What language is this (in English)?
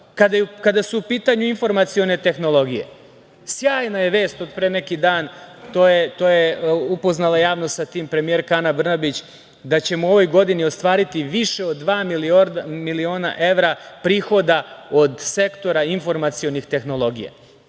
Serbian